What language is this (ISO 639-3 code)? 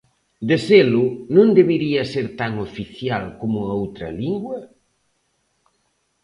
glg